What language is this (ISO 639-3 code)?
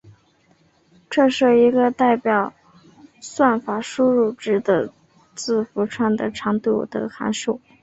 zho